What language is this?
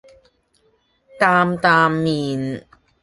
Cantonese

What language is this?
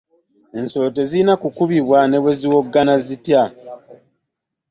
Ganda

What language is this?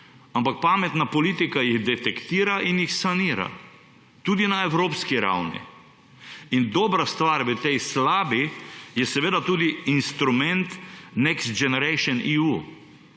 Slovenian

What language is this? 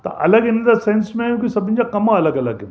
Sindhi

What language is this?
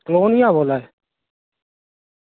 Dogri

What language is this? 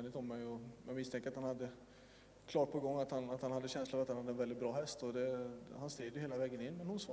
Swedish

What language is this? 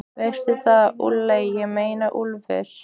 Icelandic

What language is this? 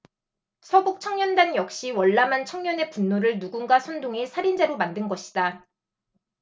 Korean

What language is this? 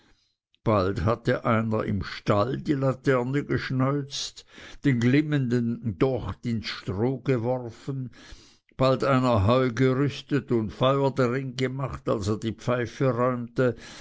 German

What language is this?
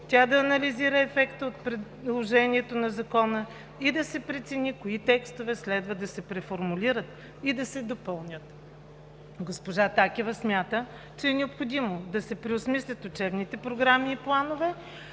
Bulgarian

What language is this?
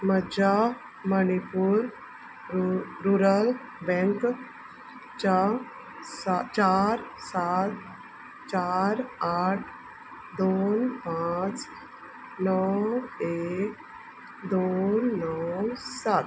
Konkani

